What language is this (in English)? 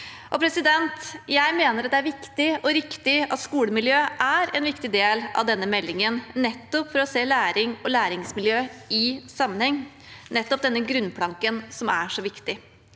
Norwegian